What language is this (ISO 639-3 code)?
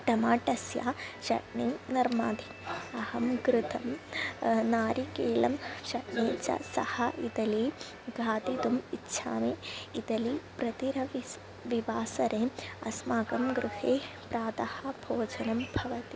san